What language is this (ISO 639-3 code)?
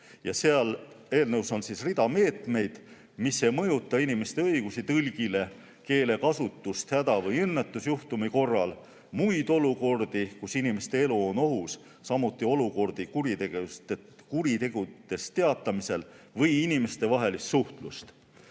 est